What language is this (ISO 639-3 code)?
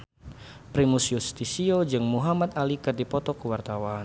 sun